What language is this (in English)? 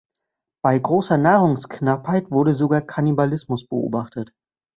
German